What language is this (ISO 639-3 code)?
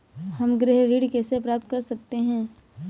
hin